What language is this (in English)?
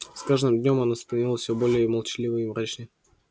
Russian